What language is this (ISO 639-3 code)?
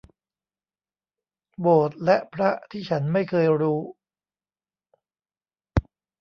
tha